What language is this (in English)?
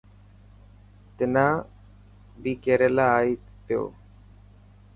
Dhatki